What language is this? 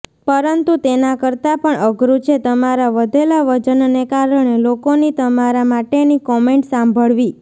Gujarati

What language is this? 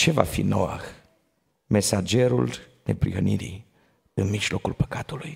Romanian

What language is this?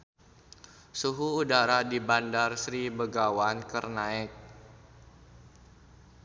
Sundanese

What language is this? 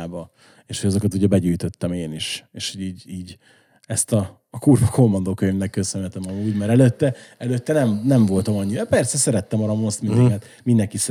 Hungarian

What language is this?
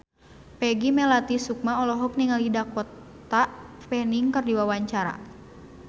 Sundanese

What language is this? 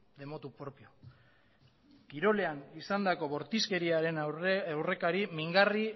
Basque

